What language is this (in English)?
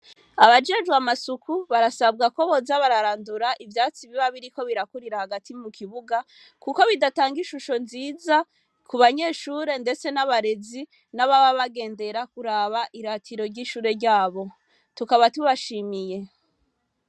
Rundi